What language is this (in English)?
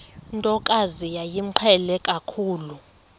Xhosa